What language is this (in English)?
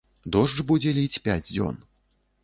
Belarusian